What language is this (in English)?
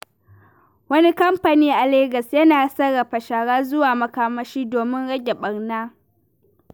Hausa